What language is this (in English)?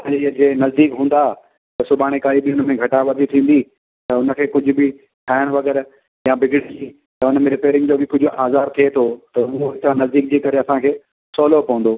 Sindhi